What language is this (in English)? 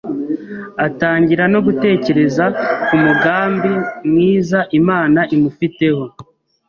Kinyarwanda